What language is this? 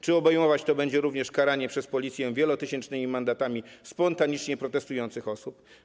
Polish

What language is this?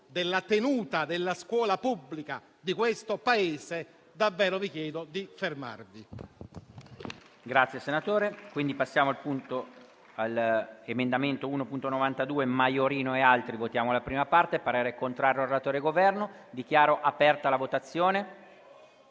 Italian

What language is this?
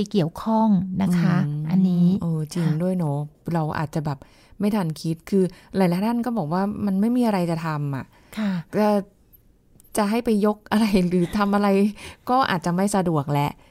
Thai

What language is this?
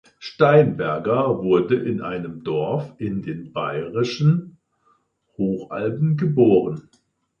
German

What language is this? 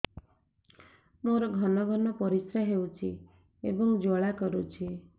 Odia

